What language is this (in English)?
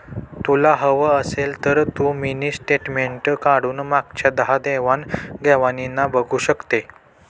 Marathi